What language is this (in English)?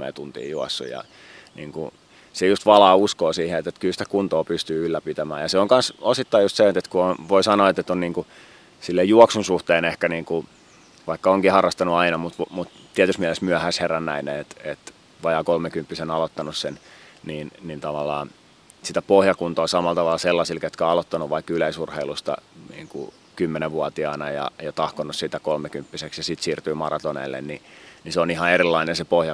Finnish